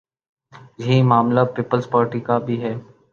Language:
Urdu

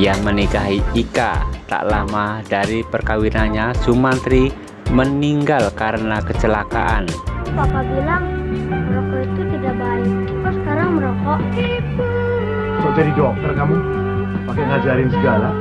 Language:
Indonesian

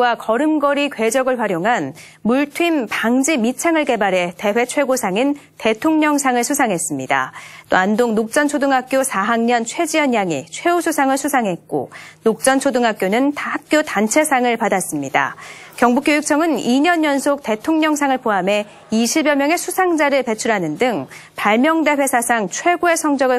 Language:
Korean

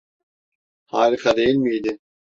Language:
Turkish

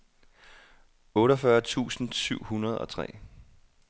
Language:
Danish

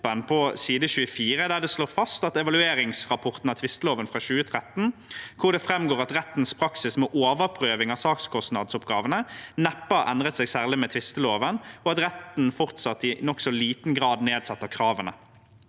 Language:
Norwegian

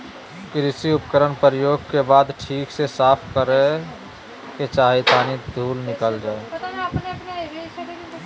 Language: Magahi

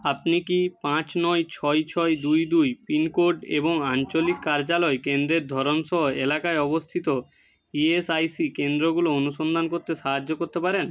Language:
Bangla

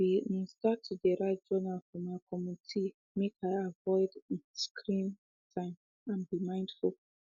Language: Nigerian Pidgin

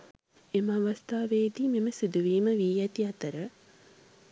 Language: Sinhala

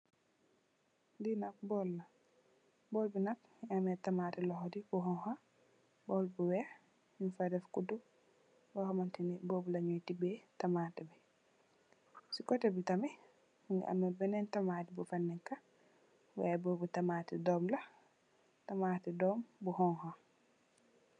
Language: Wolof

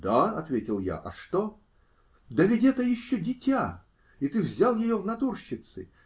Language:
Russian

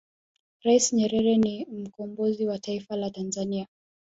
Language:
Swahili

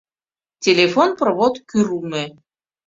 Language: Mari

